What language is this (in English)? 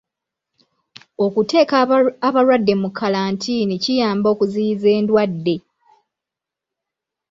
Ganda